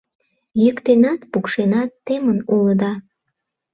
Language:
Mari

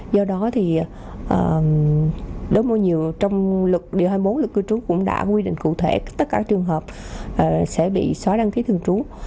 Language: Vietnamese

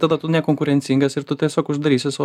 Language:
Lithuanian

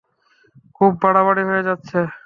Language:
Bangla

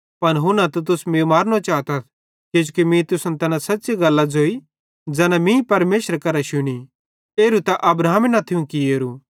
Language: Bhadrawahi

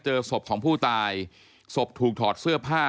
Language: Thai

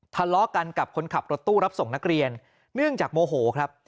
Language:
Thai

